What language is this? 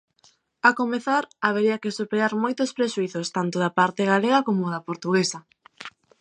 Galician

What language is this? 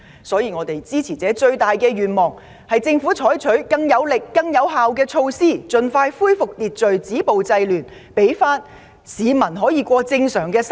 Cantonese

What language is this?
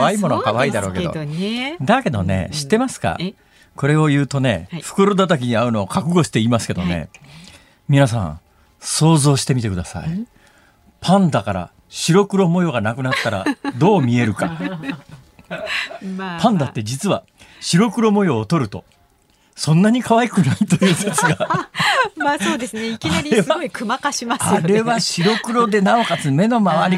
Japanese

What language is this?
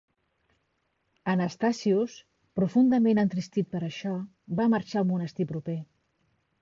Catalan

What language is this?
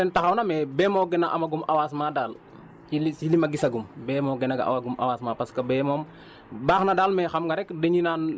Wolof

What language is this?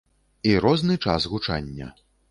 Belarusian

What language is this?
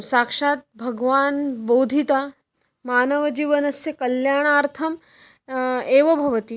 Sanskrit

